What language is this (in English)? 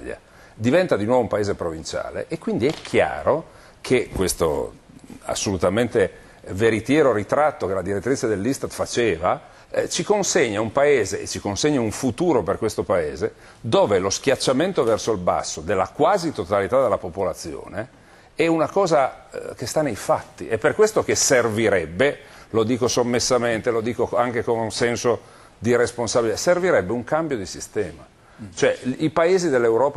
Italian